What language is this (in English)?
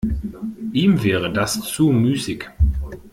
German